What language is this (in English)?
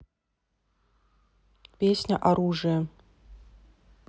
Russian